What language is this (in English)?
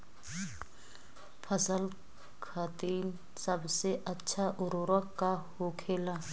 Bhojpuri